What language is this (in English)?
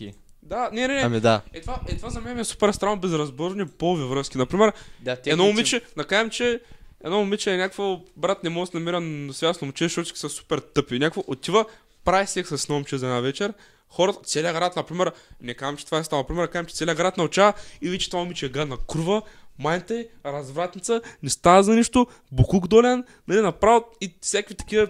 Bulgarian